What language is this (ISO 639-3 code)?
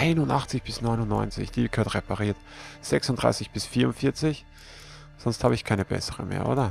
deu